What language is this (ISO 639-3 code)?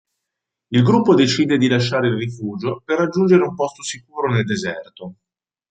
ita